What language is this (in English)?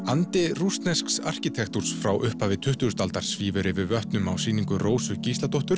Icelandic